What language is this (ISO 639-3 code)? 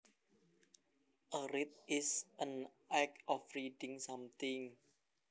jav